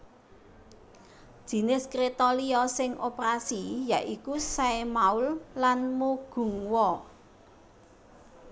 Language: Javanese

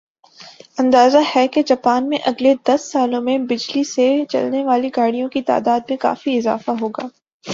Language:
Urdu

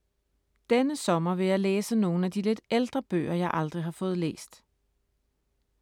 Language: Danish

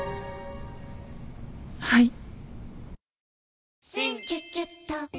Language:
Japanese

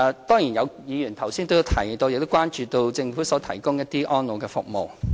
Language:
Cantonese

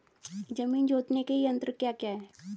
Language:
Hindi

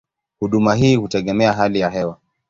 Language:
Swahili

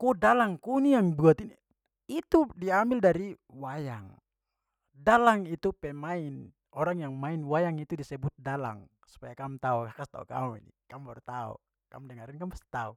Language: Papuan Malay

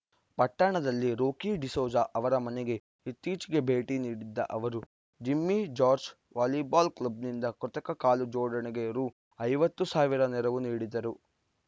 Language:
Kannada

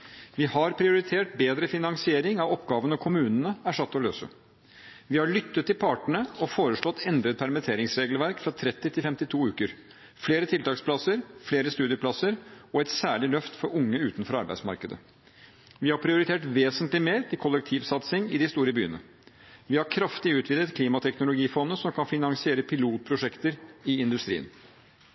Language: Norwegian Bokmål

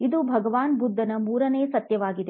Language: Kannada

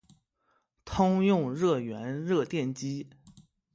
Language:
Chinese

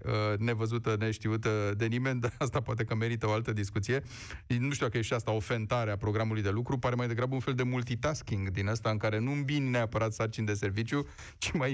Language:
Romanian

